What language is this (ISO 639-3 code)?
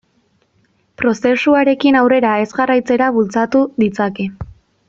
eus